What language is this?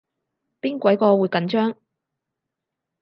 Cantonese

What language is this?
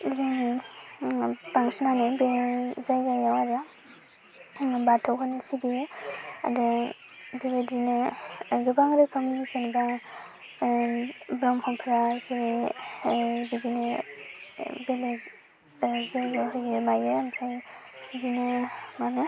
Bodo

